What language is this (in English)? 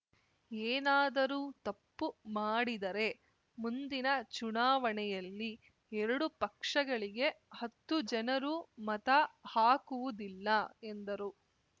Kannada